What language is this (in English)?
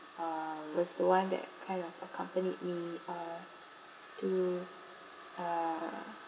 English